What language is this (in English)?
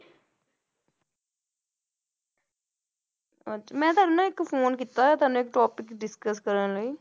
Punjabi